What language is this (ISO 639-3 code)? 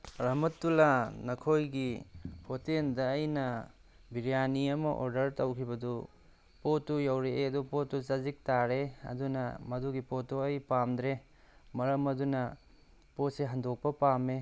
mni